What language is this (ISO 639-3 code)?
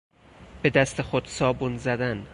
fas